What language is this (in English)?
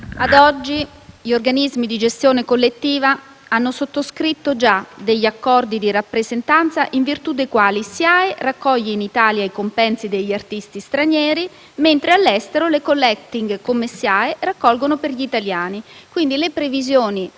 Italian